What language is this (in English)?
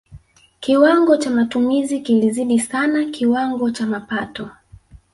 Swahili